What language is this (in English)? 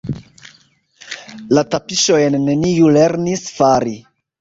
Esperanto